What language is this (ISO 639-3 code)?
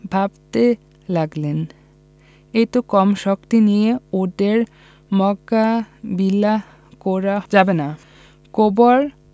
ben